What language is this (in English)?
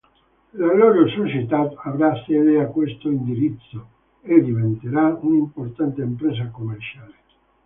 Italian